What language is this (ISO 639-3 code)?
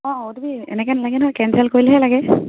asm